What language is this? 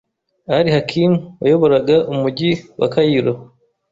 Kinyarwanda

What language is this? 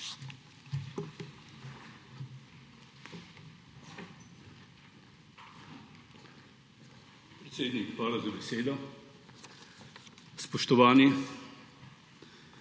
Slovenian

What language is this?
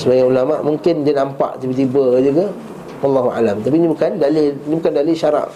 Malay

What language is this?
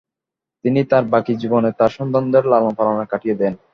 Bangla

